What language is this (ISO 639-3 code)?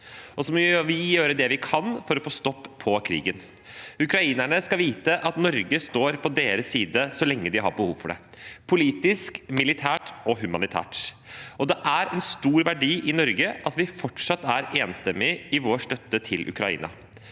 nor